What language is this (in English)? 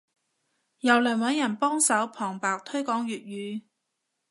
Cantonese